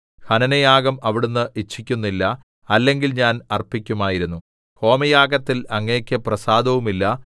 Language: Malayalam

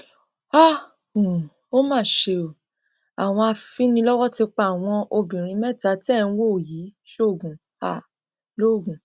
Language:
Yoruba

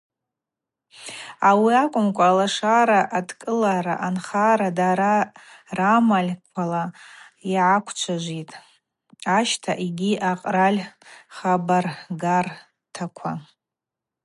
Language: Abaza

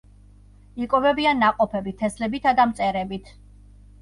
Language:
Georgian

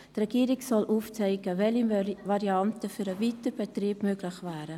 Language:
Swiss German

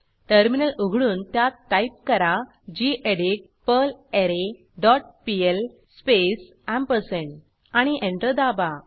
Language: Marathi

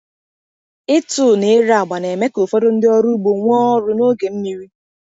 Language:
Igbo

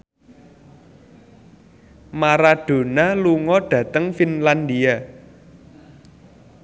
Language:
Javanese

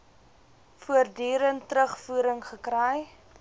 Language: Afrikaans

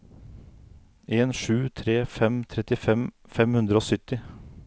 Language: Norwegian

